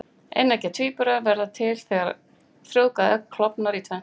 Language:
Icelandic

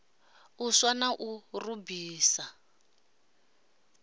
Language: Venda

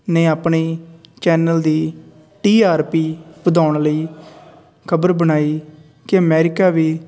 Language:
Punjabi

